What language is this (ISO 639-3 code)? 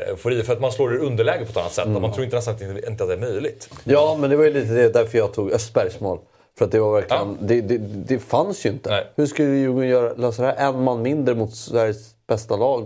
swe